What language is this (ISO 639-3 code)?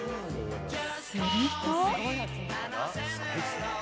jpn